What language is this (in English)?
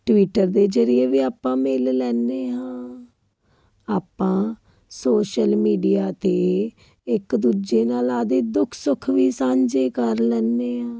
Punjabi